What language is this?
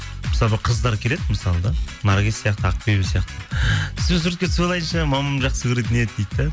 Kazakh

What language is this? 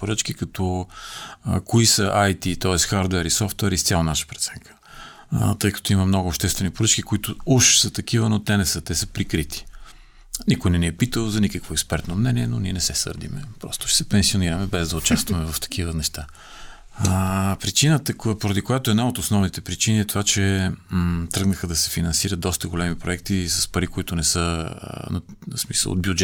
Bulgarian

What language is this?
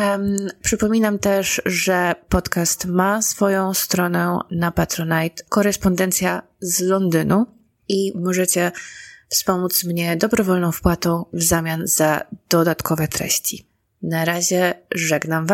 Polish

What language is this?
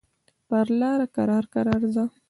Pashto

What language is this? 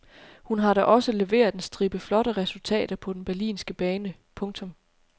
Danish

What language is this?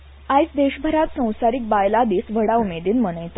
Konkani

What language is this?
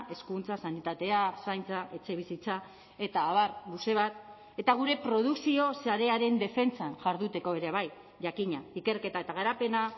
Basque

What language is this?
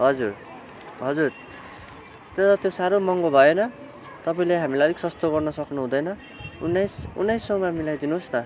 Nepali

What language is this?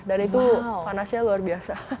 Indonesian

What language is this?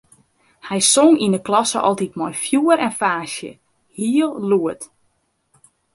Western Frisian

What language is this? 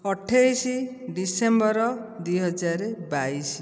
Odia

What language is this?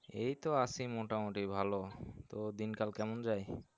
Bangla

